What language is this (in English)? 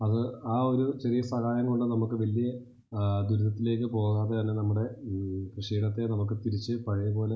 Malayalam